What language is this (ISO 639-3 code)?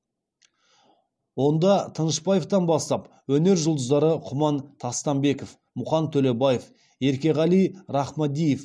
kaz